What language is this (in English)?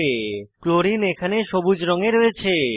Bangla